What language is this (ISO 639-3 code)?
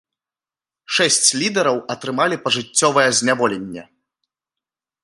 bel